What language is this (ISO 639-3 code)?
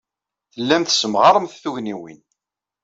kab